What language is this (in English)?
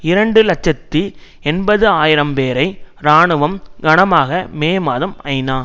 Tamil